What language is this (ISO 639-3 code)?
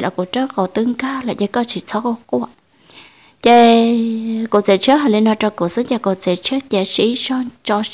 vie